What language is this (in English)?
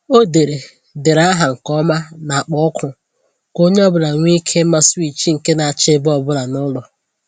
Igbo